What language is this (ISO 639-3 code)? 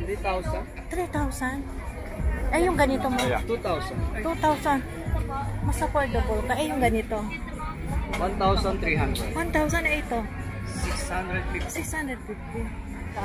fil